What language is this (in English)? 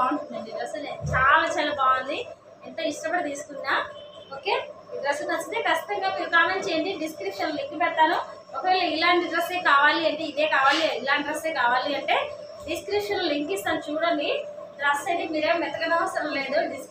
Telugu